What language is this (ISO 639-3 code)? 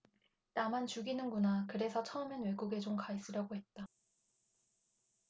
kor